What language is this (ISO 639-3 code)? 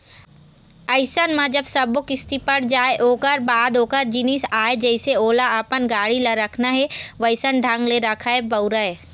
hne